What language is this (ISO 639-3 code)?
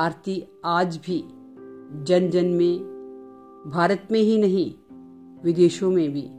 hin